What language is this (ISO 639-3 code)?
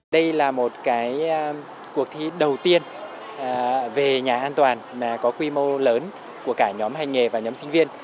vie